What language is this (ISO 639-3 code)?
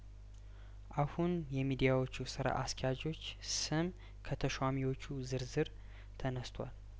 amh